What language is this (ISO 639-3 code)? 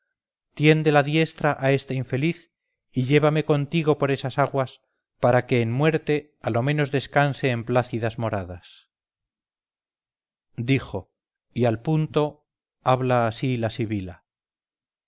spa